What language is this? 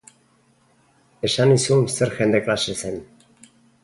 Basque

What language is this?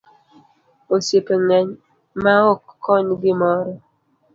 Luo (Kenya and Tanzania)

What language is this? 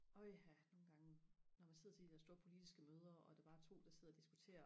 Danish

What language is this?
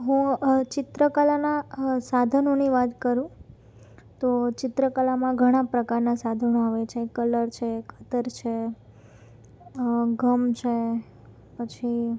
Gujarati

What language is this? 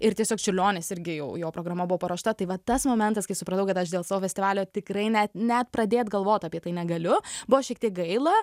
Lithuanian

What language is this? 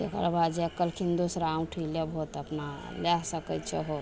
Maithili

